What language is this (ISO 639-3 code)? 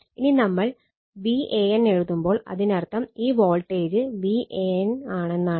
mal